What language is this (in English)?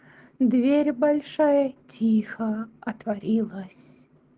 Russian